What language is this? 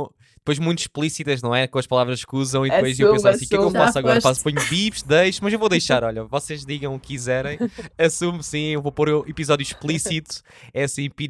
Portuguese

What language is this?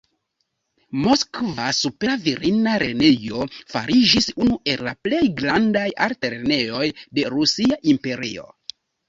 Esperanto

